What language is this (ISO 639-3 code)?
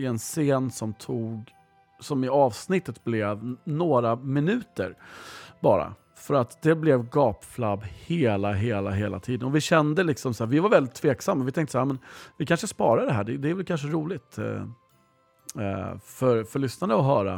swe